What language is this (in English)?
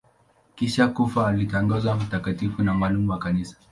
Swahili